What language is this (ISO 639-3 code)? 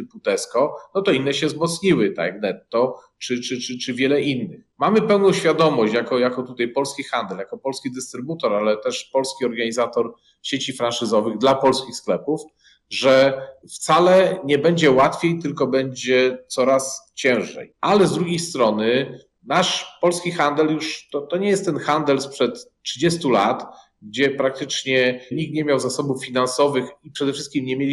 pol